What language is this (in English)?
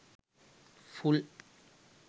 Sinhala